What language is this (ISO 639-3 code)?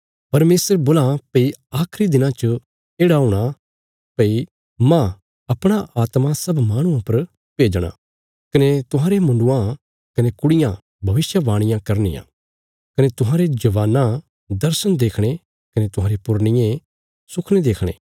kfs